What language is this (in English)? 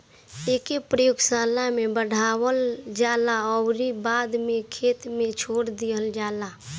Bhojpuri